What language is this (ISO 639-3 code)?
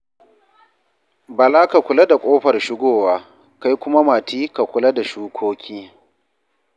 hau